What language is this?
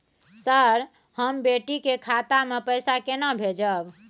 Maithili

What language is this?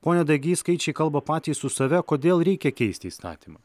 Lithuanian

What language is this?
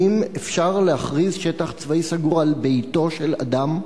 Hebrew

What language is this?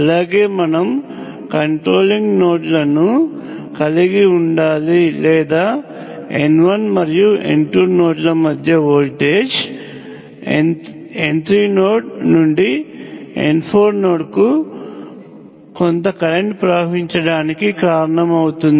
Telugu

